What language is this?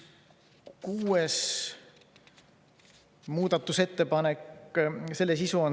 Estonian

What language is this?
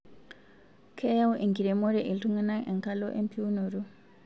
Masai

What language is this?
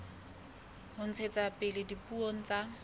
Southern Sotho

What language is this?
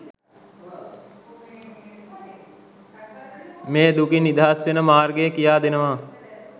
Sinhala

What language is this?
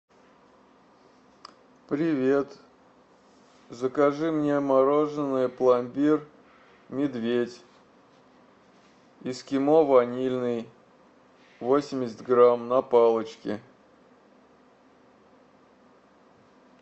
Russian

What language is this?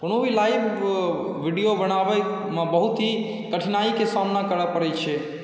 Maithili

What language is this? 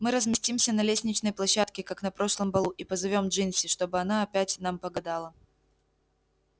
Russian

